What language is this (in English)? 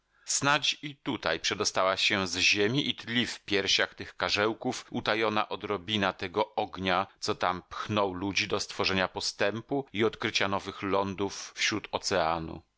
Polish